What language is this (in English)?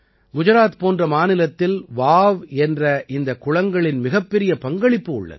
Tamil